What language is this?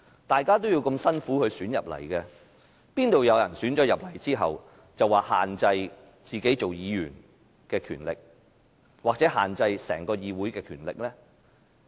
Cantonese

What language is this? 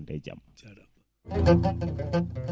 Fula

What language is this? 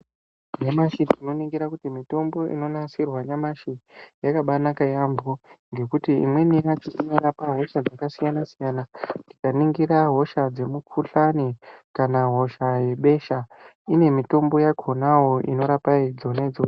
Ndau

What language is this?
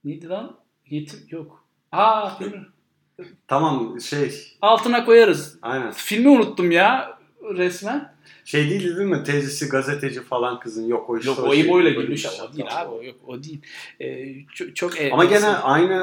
Turkish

